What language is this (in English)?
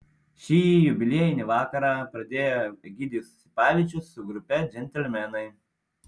Lithuanian